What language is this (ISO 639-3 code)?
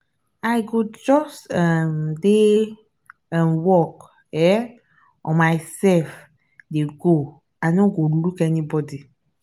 pcm